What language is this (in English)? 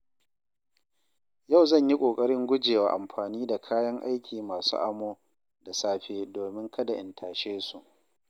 Hausa